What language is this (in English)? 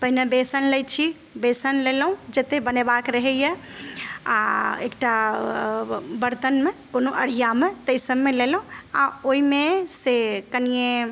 Maithili